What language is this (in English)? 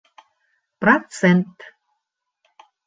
Bashkir